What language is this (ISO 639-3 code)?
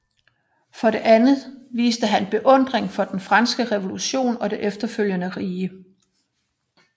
dan